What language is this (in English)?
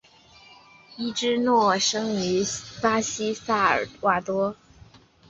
Chinese